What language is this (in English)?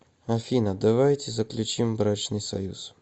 Russian